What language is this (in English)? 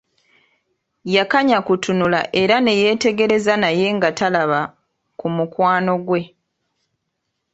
Ganda